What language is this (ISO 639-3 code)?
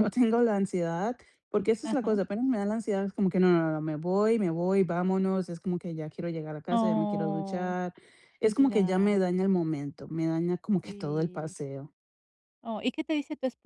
spa